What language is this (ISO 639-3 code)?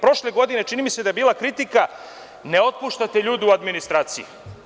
srp